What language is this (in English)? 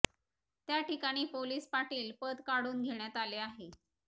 Marathi